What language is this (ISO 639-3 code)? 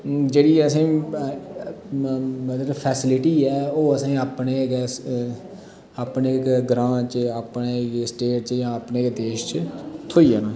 doi